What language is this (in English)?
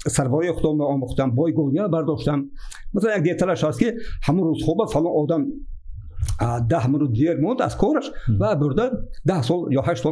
Persian